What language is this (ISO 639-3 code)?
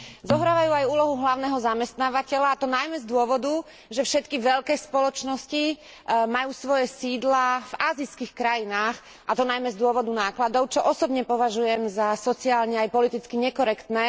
slk